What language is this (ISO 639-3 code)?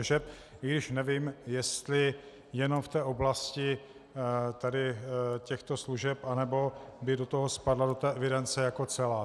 ces